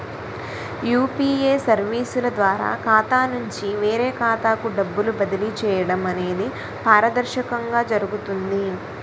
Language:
Telugu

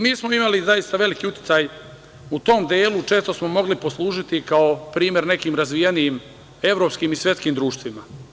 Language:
Serbian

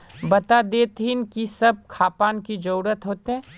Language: Magahi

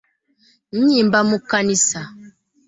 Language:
Ganda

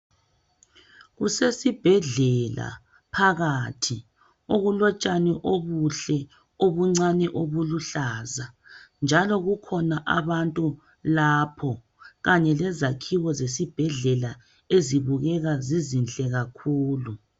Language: North Ndebele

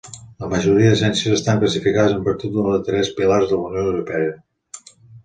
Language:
Catalan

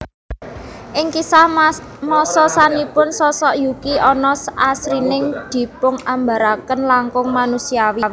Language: Javanese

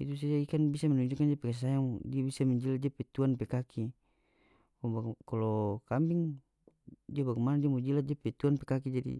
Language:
North Moluccan Malay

